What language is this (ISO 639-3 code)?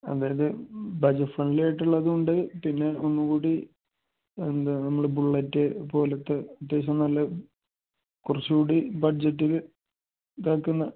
mal